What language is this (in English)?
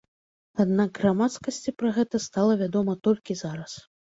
Belarusian